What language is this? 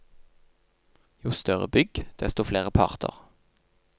Norwegian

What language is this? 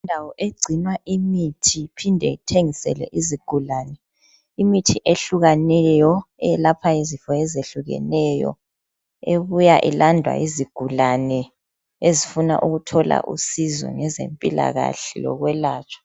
North Ndebele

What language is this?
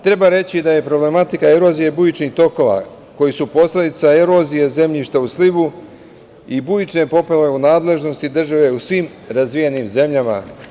Serbian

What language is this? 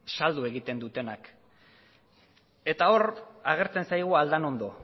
Basque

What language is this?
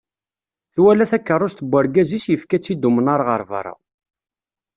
Kabyle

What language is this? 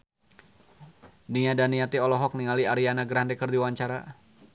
Sundanese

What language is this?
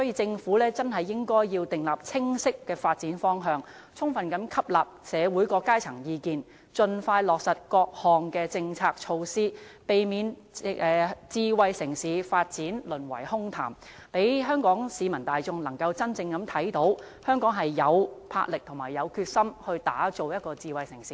Cantonese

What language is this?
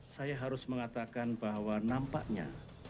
Indonesian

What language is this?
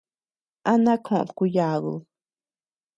Tepeuxila Cuicatec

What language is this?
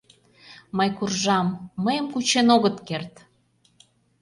Mari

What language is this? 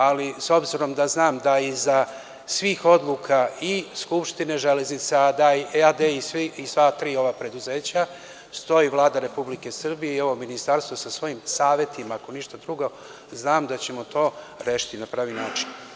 Serbian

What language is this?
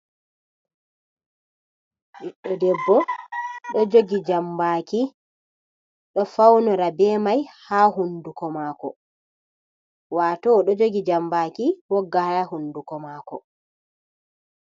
Fula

